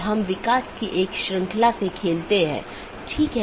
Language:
Hindi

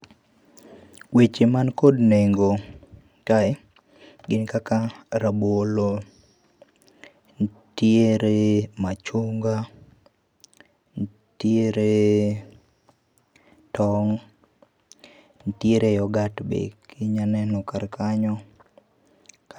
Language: Luo (Kenya and Tanzania)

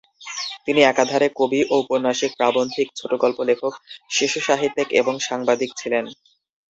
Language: Bangla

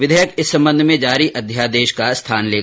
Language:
Hindi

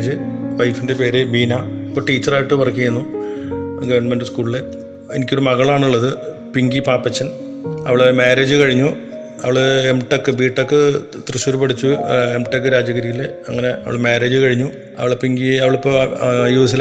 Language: Malayalam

